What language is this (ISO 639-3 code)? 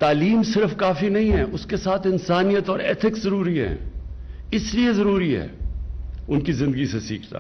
urd